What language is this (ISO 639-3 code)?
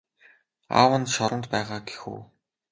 mon